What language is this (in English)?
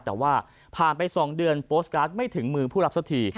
Thai